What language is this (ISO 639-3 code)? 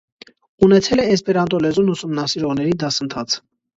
hye